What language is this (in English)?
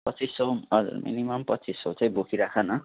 Nepali